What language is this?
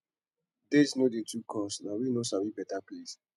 Nigerian Pidgin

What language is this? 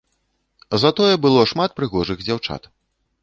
Belarusian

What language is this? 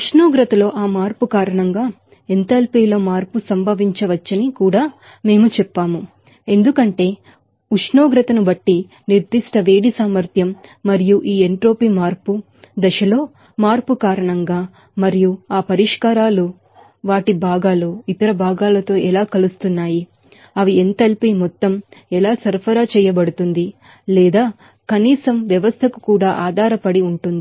Telugu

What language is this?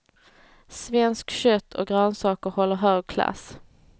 Swedish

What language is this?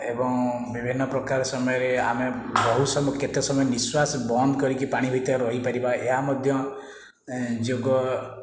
Odia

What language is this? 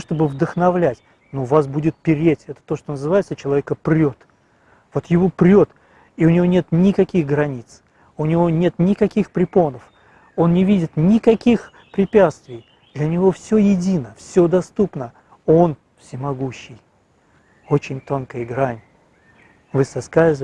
Russian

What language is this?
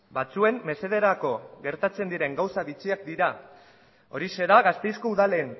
Basque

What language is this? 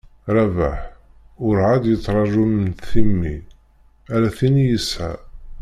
Kabyle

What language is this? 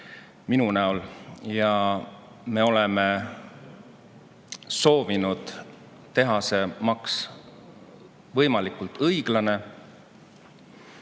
Estonian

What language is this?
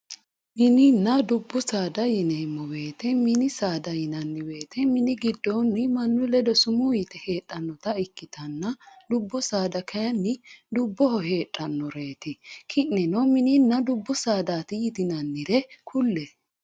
Sidamo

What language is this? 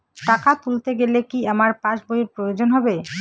Bangla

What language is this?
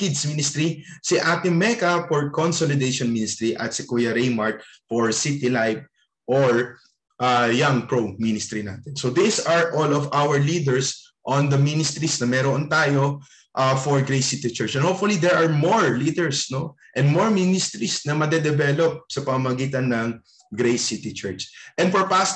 Filipino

